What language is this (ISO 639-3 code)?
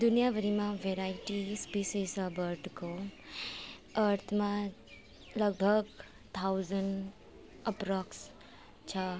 nep